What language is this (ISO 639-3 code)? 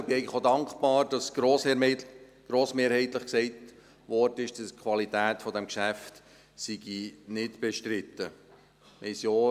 gsw